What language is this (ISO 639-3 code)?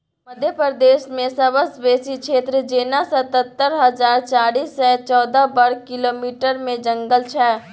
mai